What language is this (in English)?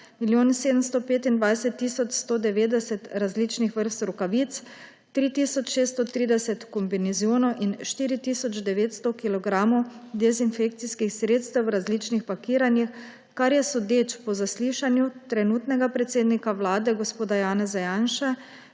Slovenian